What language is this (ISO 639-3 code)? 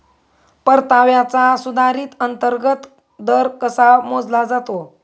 mar